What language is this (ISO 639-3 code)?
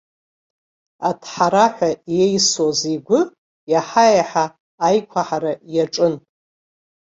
abk